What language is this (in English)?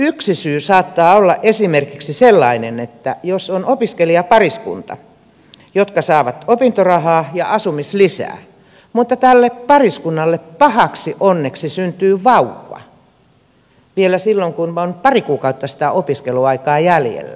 Finnish